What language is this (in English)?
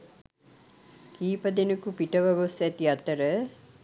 Sinhala